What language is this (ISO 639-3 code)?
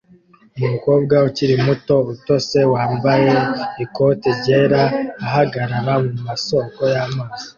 kin